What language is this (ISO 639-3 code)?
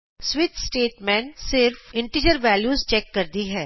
pan